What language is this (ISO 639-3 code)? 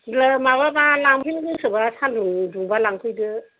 brx